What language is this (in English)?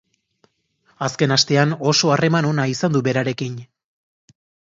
Basque